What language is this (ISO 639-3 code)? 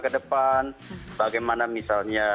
ind